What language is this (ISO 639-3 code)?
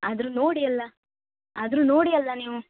kan